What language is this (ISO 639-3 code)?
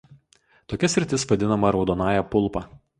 lit